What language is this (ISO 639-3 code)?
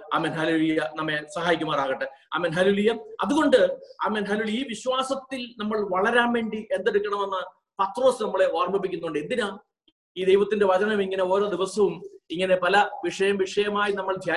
mal